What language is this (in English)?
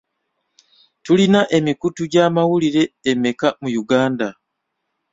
Ganda